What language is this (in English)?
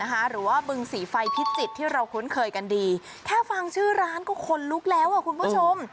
Thai